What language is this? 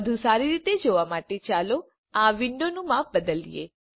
Gujarati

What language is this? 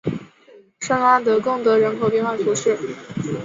Chinese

